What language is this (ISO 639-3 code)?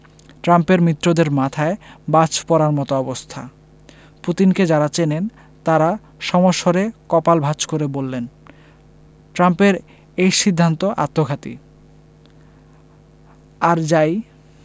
ben